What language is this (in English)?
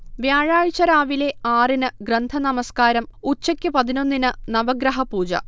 Malayalam